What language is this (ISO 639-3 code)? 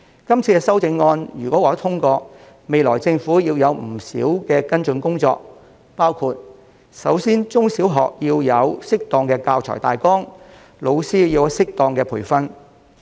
yue